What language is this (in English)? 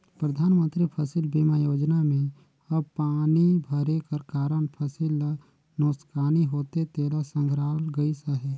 Chhattisgarhi